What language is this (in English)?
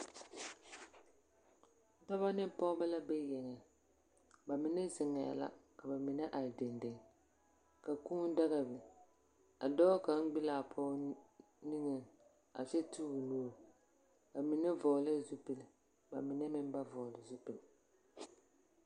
Southern Dagaare